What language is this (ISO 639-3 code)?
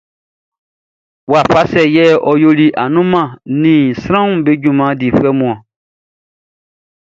bci